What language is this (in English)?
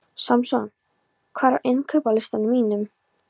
Icelandic